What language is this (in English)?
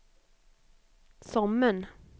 Swedish